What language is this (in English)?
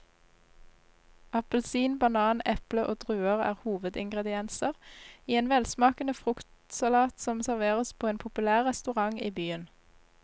Norwegian